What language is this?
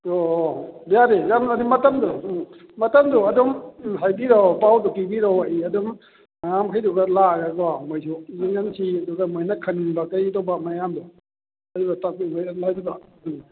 Manipuri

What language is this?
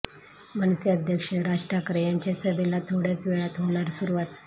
Marathi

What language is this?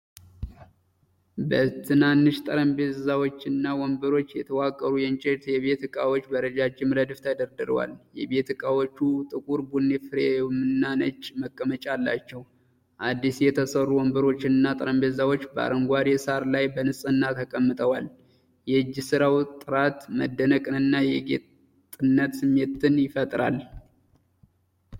Amharic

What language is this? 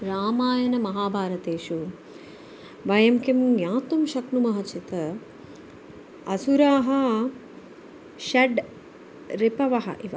Sanskrit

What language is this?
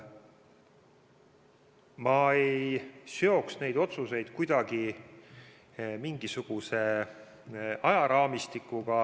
Estonian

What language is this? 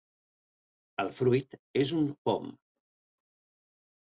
Catalan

